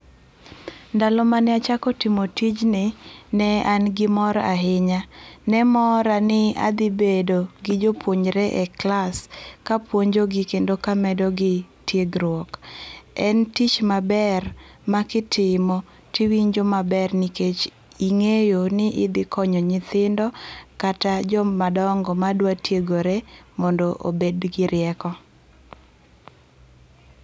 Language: Luo (Kenya and Tanzania)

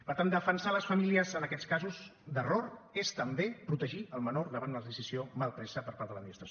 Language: Catalan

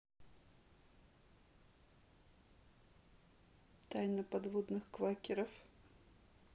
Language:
Russian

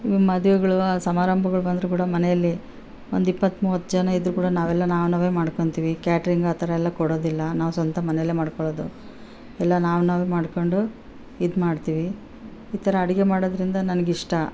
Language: Kannada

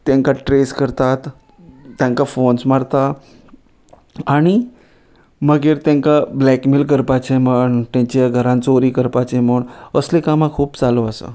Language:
Konkani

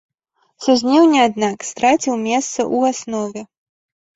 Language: Belarusian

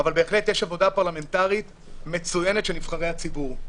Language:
Hebrew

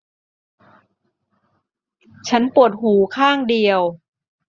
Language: Thai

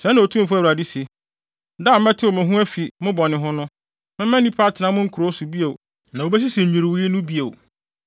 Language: Akan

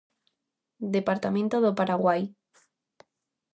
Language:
Galician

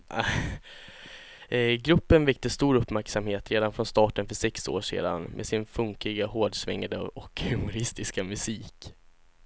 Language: Swedish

